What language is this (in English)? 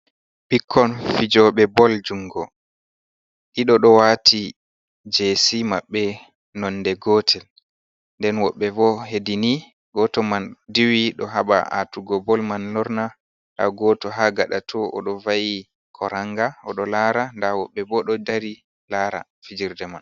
Fula